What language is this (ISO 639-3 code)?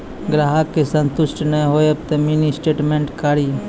mai